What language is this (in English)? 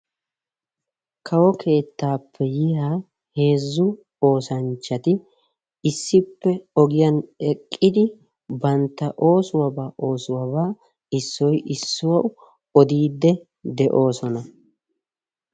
Wolaytta